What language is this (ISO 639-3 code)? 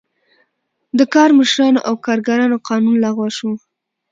pus